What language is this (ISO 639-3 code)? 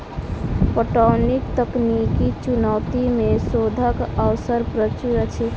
mai